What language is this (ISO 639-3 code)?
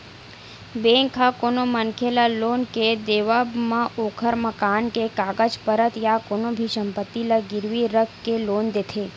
hne